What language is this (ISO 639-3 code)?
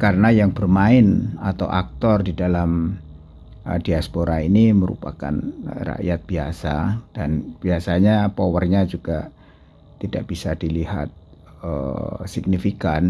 ind